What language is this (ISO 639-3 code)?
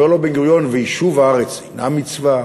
heb